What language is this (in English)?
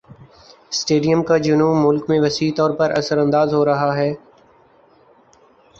Urdu